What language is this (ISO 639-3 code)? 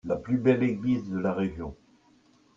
fra